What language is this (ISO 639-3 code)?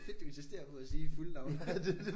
dan